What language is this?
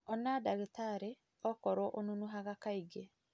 Kikuyu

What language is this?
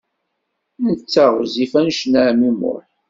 Kabyle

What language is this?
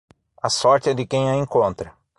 Portuguese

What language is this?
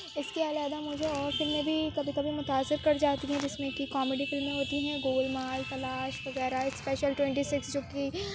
Urdu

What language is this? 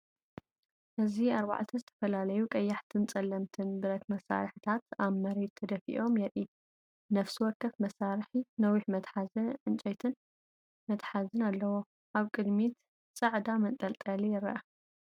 Tigrinya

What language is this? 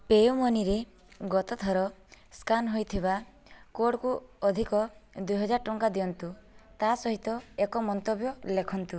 Odia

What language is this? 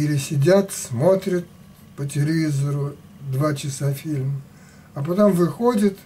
Russian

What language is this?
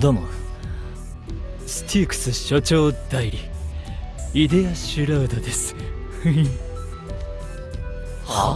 Japanese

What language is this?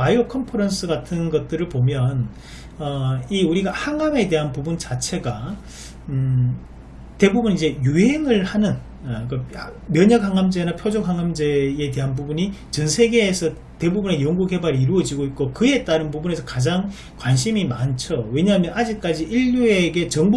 Korean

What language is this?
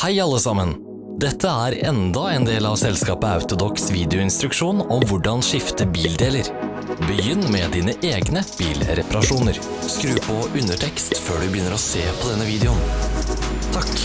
Norwegian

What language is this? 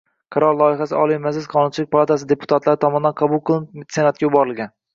Uzbek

